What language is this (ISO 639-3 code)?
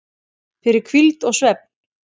isl